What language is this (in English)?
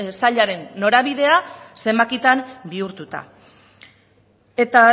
Basque